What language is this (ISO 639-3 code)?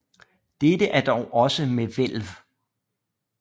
dan